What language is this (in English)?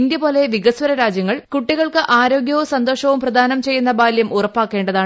Malayalam